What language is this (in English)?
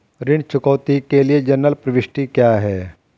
Hindi